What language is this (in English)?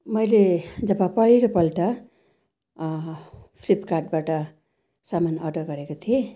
Nepali